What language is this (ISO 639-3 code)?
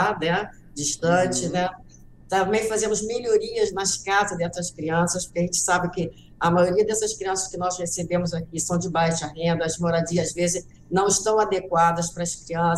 por